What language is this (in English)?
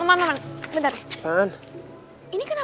Indonesian